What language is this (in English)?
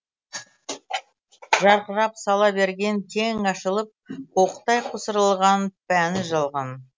Kazakh